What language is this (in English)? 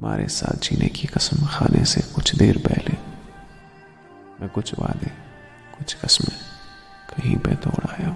Urdu